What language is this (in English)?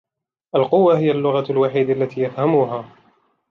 Arabic